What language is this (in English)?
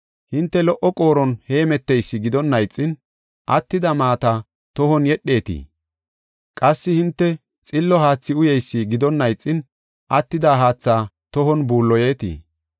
Gofa